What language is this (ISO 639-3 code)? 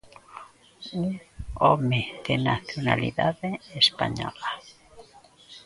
glg